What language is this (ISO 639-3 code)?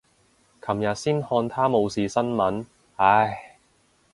yue